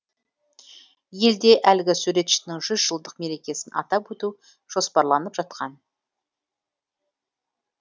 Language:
Kazakh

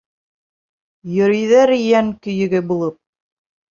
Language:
Bashkir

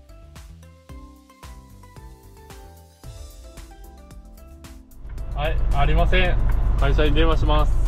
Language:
Japanese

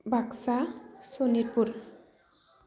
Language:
Bodo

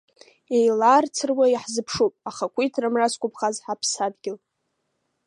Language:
Abkhazian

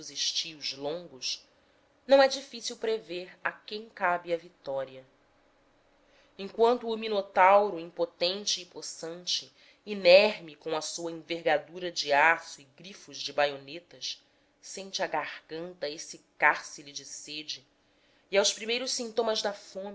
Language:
Portuguese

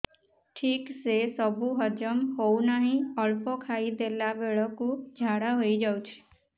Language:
Odia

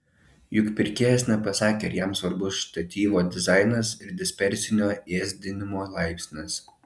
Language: Lithuanian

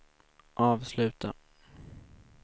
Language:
Swedish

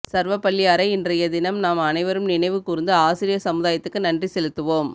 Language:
Tamil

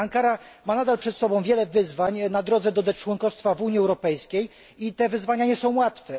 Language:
Polish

